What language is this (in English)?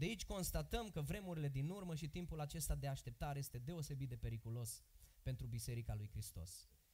Romanian